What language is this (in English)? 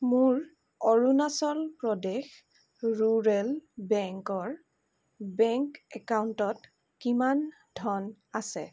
Assamese